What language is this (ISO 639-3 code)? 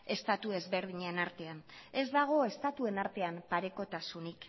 eus